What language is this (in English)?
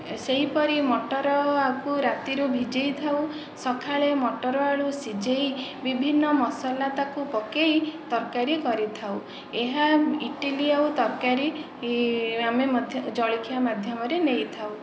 Odia